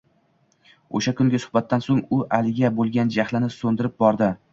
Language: Uzbek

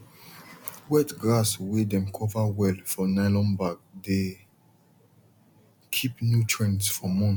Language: Nigerian Pidgin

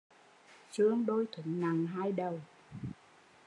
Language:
Vietnamese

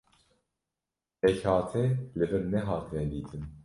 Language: Kurdish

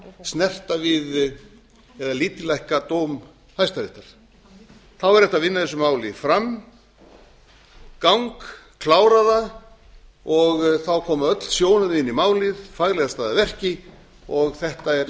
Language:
Icelandic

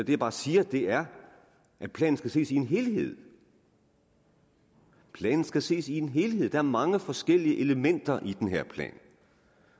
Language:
Danish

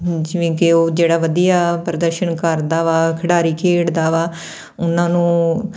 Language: Punjabi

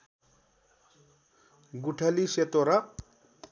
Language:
Nepali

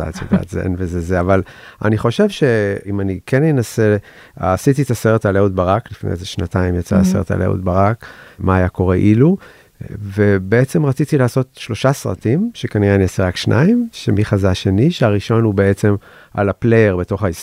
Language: Hebrew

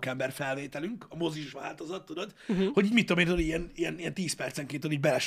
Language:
Hungarian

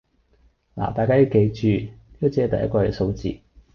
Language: Cantonese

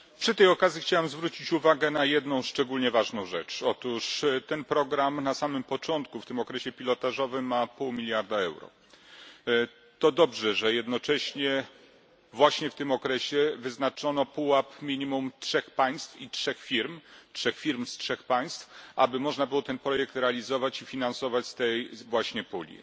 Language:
Polish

